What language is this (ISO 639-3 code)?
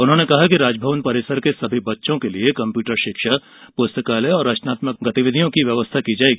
hin